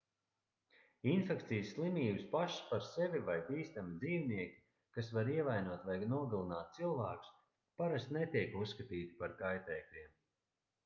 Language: Latvian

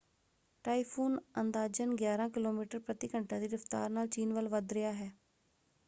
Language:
Punjabi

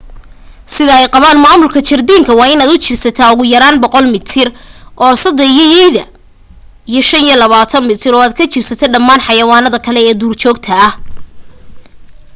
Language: Somali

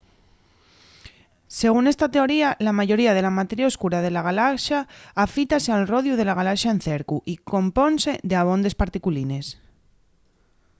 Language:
Asturian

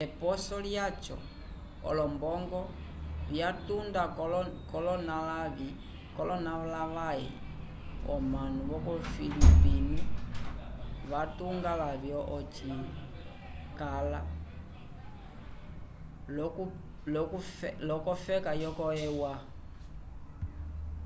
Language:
Umbundu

